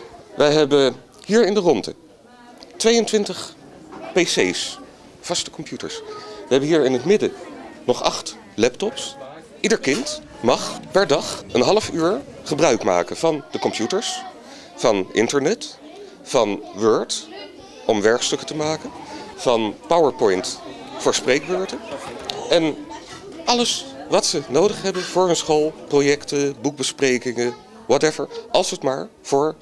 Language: Dutch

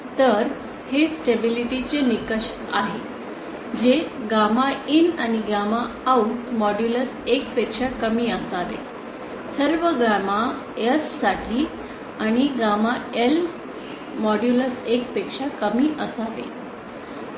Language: Marathi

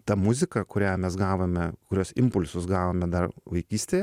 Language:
Lithuanian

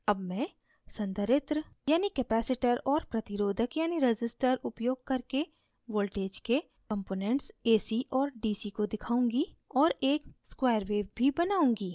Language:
Hindi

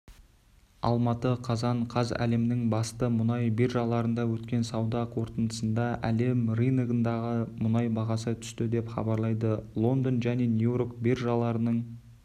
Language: Kazakh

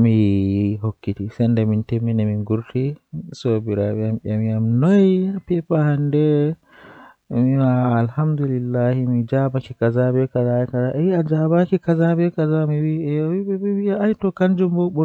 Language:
Western Niger Fulfulde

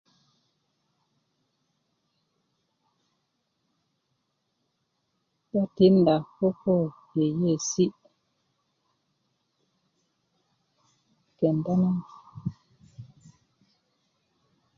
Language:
Kuku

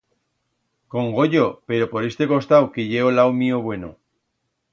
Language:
Aragonese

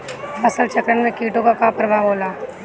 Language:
Bhojpuri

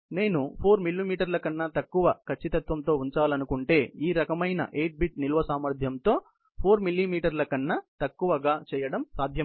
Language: Telugu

